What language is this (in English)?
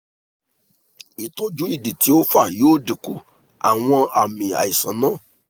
Yoruba